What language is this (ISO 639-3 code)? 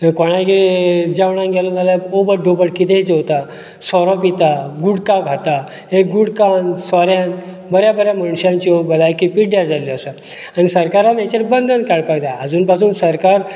kok